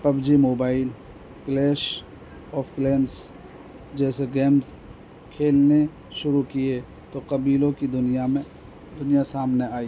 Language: Urdu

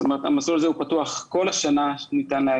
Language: Hebrew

